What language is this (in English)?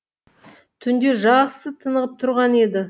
Kazakh